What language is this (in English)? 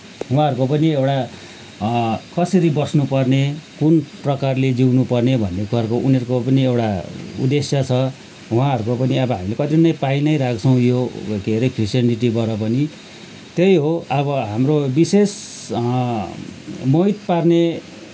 Nepali